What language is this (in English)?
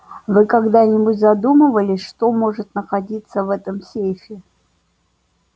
Russian